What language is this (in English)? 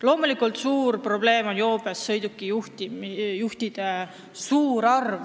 Estonian